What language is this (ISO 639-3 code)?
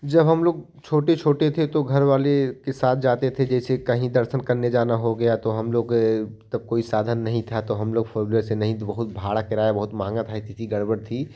hin